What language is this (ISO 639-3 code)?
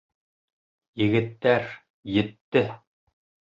bak